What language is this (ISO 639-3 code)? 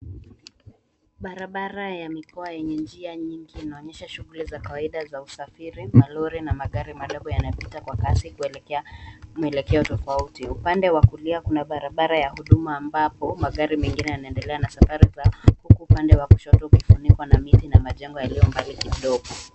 swa